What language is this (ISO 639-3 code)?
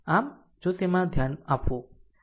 guj